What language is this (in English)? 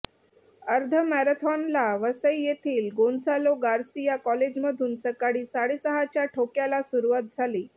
Marathi